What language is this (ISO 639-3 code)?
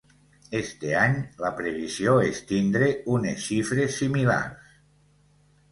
cat